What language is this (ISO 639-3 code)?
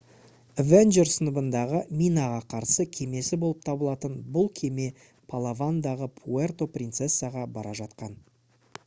kaz